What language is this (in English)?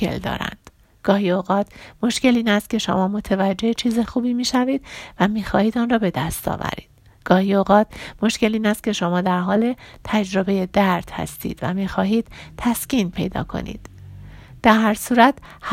Persian